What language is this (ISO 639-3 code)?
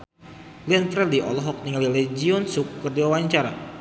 sun